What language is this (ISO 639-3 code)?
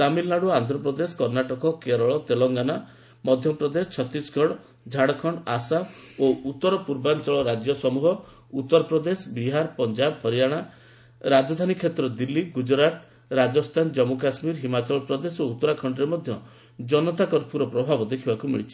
ori